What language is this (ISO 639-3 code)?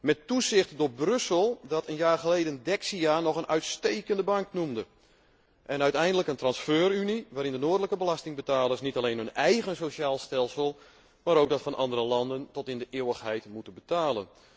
nld